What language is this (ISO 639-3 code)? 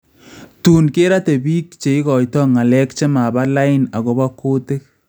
kln